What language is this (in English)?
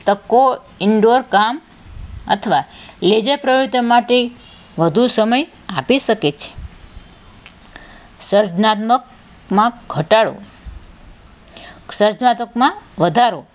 Gujarati